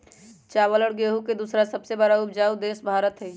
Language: Magahi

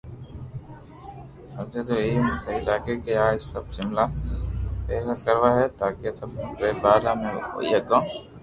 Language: Loarki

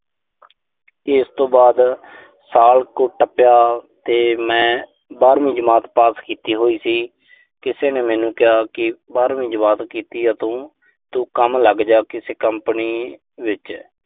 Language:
Punjabi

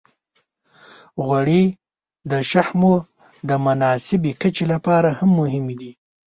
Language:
Pashto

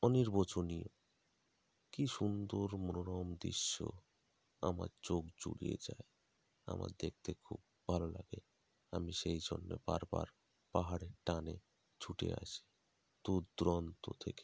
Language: Bangla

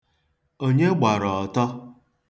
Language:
Igbo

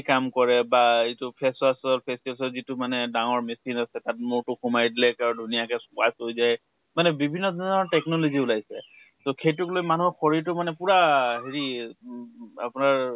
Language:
Assamese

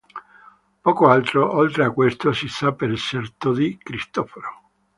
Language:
Italian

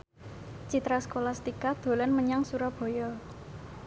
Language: Javanese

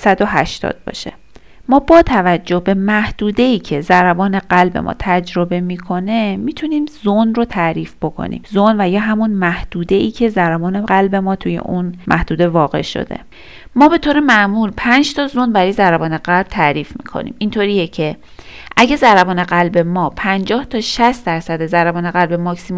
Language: Persian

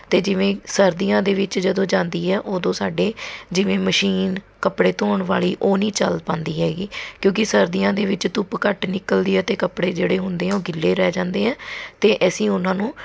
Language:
Punjabi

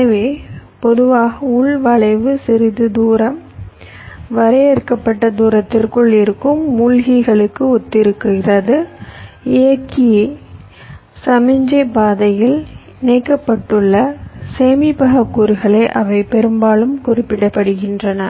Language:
Tamil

